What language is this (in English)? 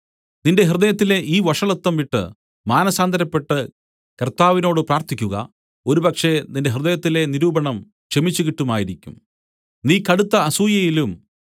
Malayalam